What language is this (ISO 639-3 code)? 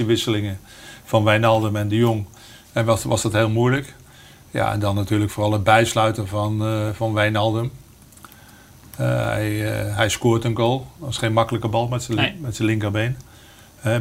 nld